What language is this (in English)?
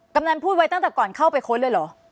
Thai